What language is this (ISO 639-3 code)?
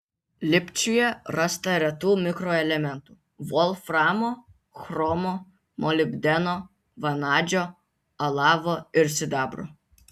lit